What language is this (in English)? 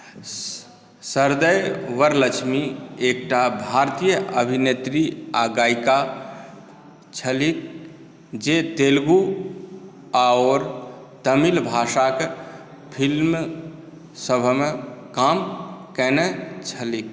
Maithili